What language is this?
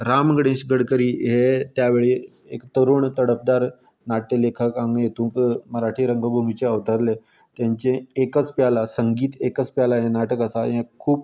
Konkani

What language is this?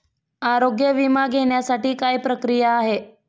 Marathi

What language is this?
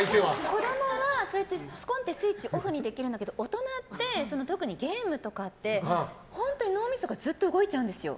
Japanese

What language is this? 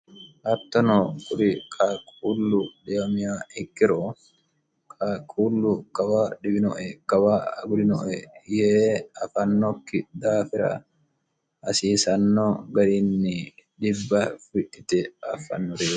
Sidamo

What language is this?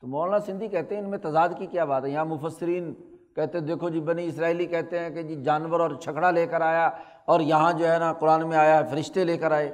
Urdu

